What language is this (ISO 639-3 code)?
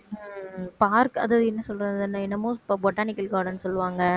tam